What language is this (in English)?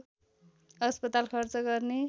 Nepali